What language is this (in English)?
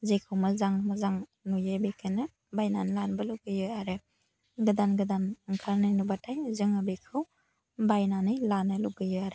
Bodo